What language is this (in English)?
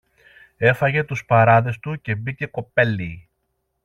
Greek